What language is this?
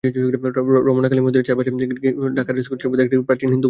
Bangla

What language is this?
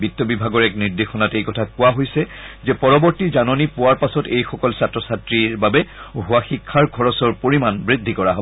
Assamese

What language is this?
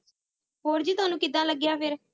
Punjabi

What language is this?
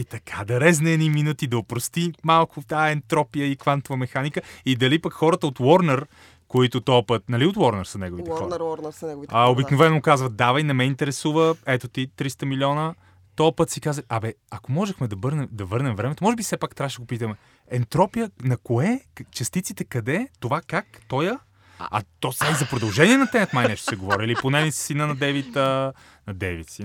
Bulgarian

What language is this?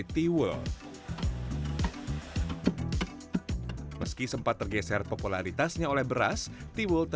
Indonesian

